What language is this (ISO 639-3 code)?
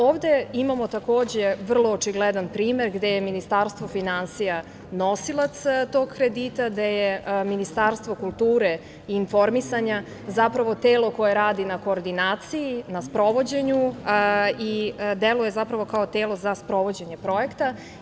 srp